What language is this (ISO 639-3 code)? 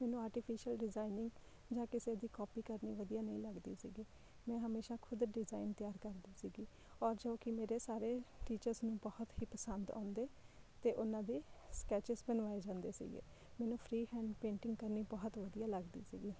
pan